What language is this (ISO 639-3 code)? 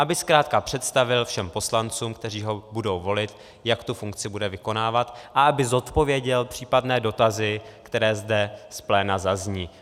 ces